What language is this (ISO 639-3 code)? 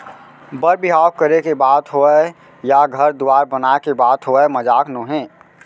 hne